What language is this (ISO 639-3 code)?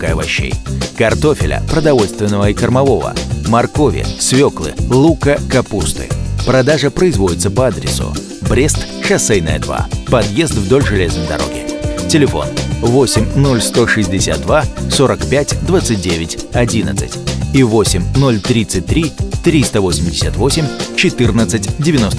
rus